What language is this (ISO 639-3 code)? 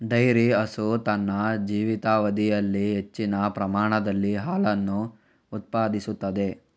kan